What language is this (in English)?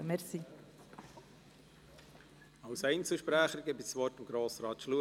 Swiss German